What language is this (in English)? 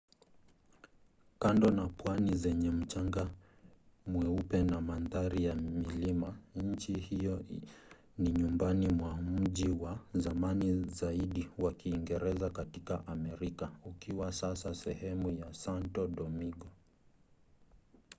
Swahili